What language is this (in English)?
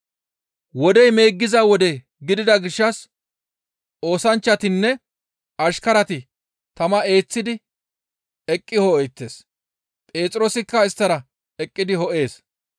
Gamo